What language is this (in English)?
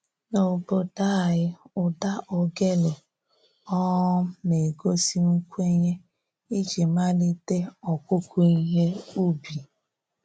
Igbo